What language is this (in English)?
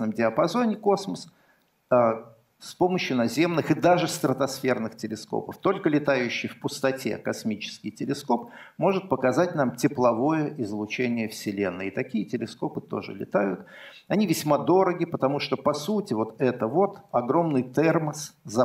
Russian